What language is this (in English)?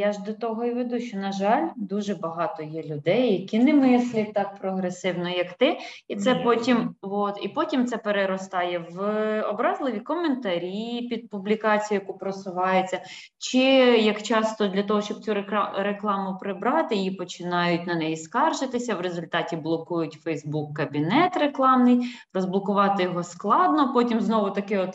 Ukrainian